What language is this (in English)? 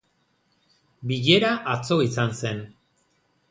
Basque